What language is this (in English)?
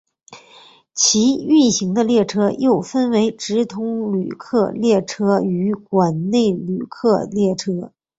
Chinese